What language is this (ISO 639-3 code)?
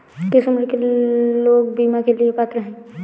hin